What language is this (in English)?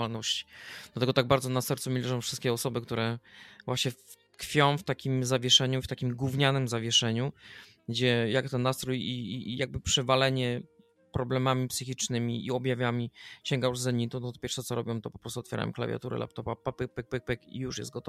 Polish